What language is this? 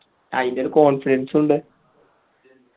Malayalam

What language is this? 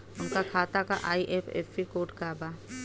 Bhojpuri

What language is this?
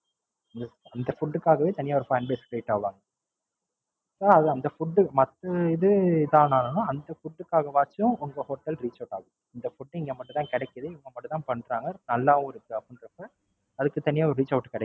Tamil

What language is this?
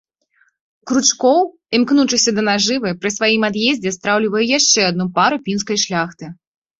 Belarusian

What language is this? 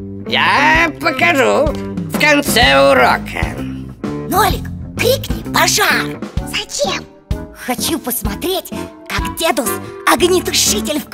Russian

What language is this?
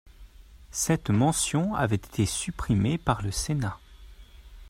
French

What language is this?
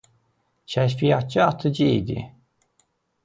Azerbaijani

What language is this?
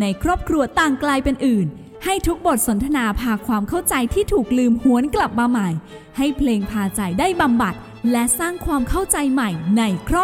Thai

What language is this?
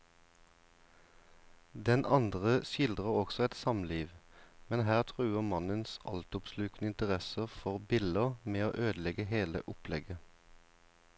Norwegian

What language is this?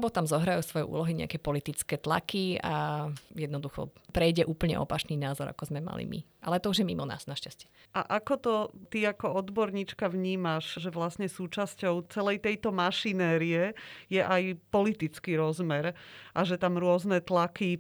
Slovak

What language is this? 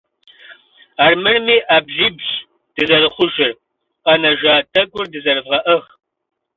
Kabardian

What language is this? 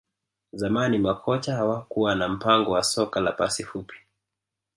Swahili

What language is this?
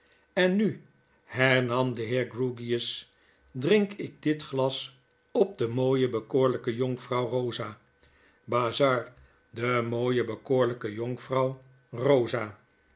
Dutch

